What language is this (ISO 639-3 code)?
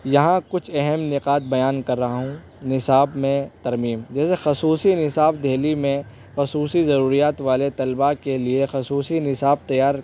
urd